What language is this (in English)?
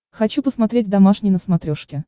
Russian